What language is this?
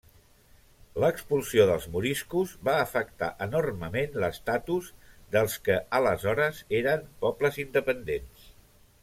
Catalan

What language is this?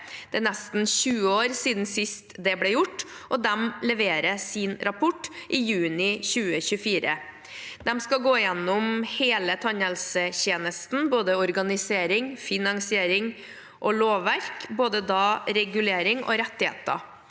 Norwegian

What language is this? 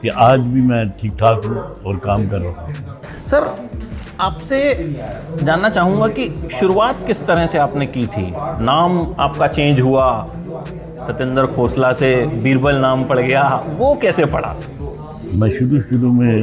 Hindi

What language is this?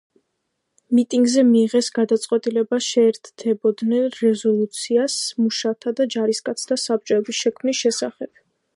Georgian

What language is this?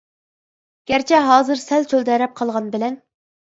Uyghur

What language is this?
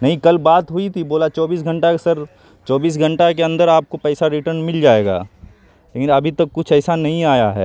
Urdu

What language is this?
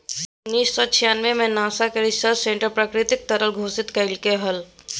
Magahi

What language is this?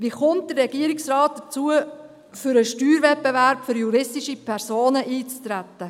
Swiss German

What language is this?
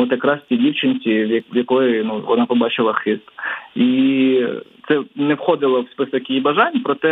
Ukrainian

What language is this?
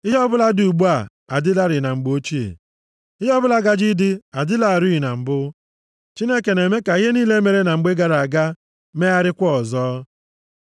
Igbo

